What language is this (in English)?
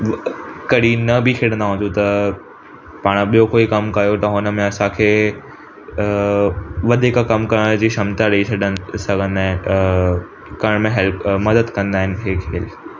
Sindhi